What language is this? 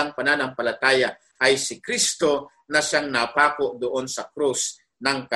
Filipino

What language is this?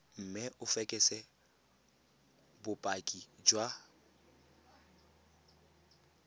Tswana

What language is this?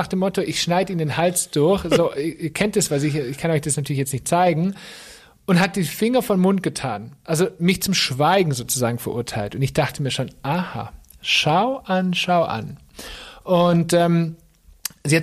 German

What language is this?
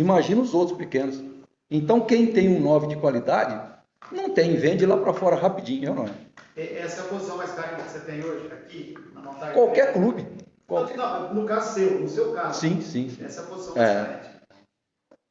Portuguese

